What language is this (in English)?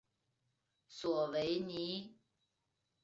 Chinese